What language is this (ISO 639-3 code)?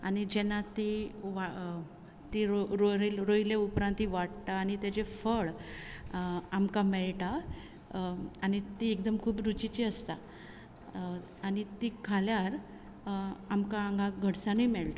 kok